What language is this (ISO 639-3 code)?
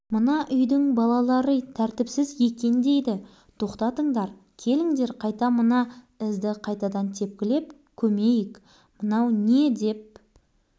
kaz